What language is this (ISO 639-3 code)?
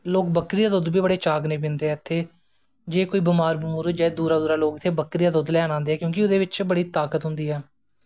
doi